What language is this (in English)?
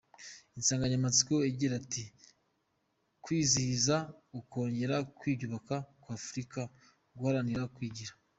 Kinyarwanda